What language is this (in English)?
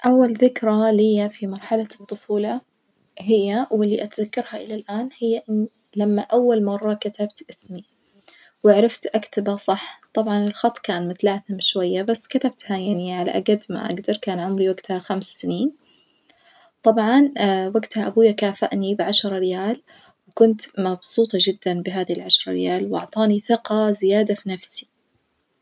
Najdi Arabic